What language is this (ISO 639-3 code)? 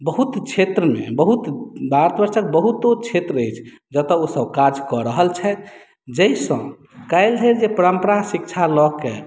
mai